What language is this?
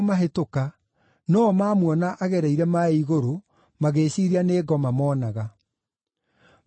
Kikuyu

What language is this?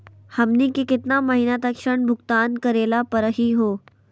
Magahi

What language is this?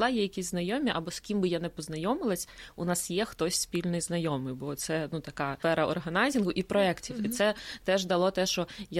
Ukrainian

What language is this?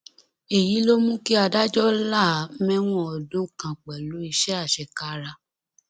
Yoruba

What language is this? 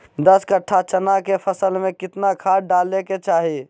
Magahi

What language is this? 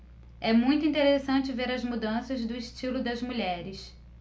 Portuguese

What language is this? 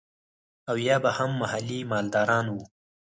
Pashto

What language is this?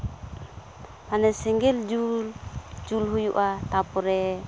Santali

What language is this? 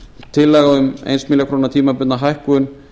Icelandic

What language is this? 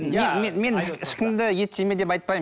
Kazakh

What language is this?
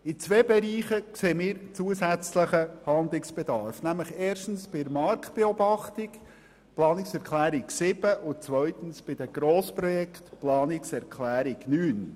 Swiss German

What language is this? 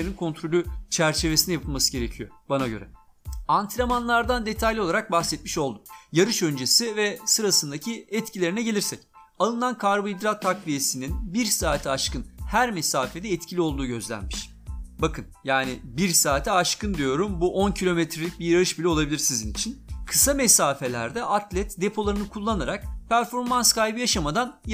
Turkish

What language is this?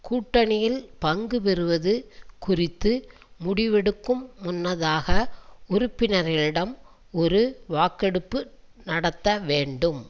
Tamil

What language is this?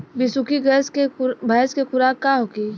Bhojpuri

